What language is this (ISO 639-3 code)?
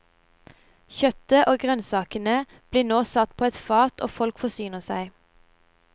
nor